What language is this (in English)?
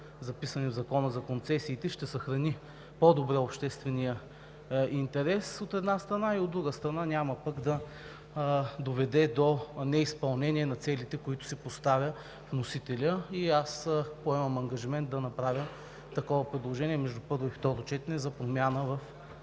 Bulgarian